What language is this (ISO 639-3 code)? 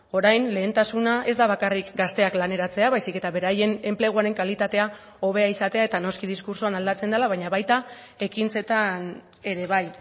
eus